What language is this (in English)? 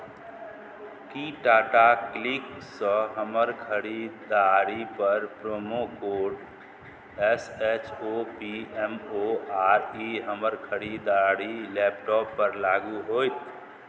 Maithili